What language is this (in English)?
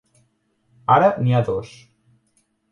Catalan